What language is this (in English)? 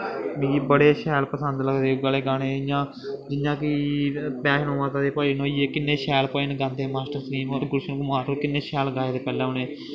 Dogri